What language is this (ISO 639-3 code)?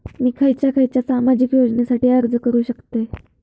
mar